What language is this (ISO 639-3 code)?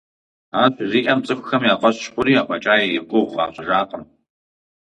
kbd